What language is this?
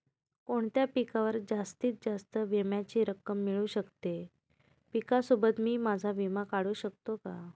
Marathi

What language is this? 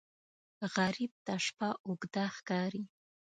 Pashto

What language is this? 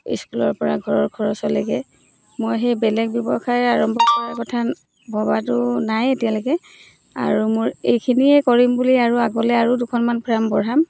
Assamese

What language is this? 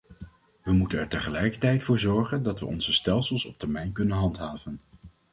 Dutch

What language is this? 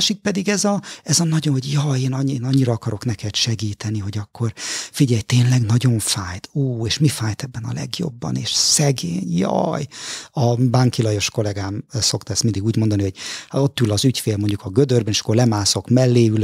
Hungarian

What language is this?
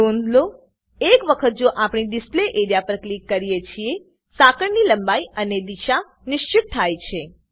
Gujarati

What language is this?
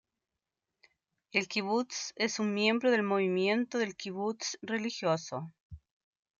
Spanish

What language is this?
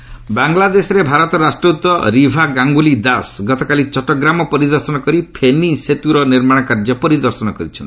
Odia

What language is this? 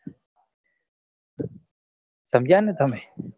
Gujarati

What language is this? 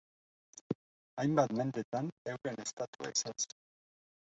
Basque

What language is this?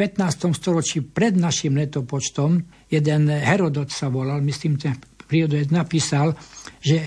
Slovak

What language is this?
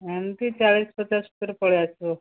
Odia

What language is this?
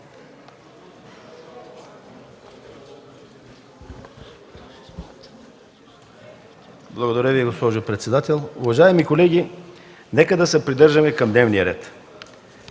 Bulgarian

